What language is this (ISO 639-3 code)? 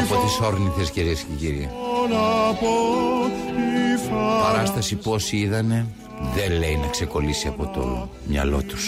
ell